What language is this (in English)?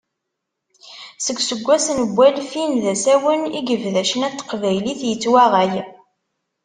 Kabyle